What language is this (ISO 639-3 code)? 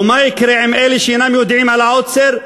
heb